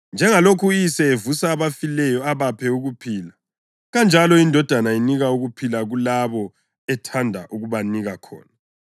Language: North Ndebele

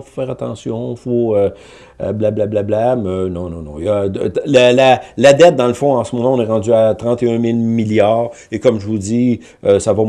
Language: French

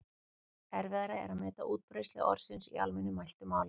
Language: Icelandic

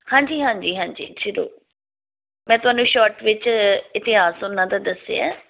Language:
Punjabi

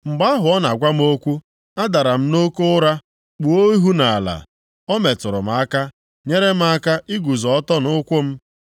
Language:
Igbo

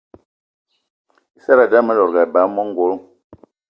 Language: Eton (Cameroon)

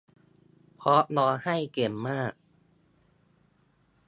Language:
Thai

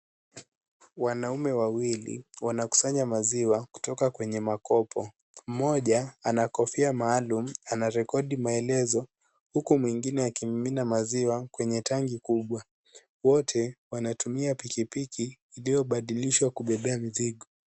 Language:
Swahili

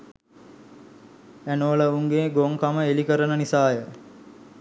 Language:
Sinhala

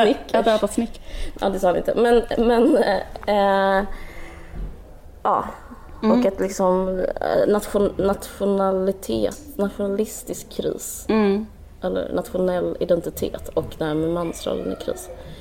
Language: Swedish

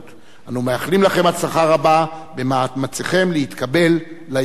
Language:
Hebrew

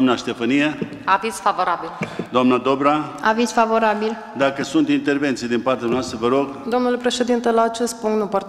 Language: Romanian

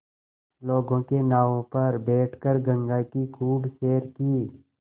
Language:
Hindi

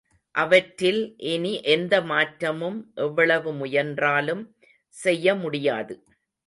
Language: Tamil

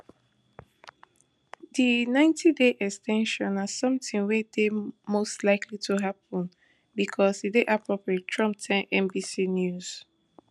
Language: Nigerian Pidgin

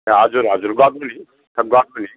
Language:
Nepali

